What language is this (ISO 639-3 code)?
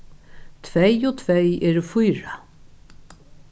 fao